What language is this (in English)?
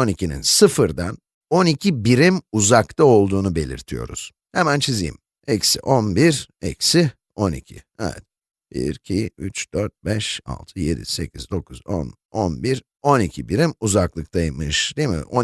Turkish